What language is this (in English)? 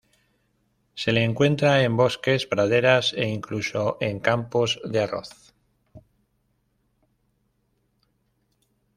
Spanish